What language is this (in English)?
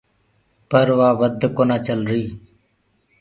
Gurgula